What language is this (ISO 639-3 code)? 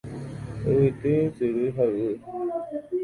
grn